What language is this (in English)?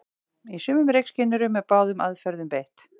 Icelandic